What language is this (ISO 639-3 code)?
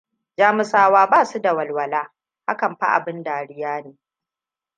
hau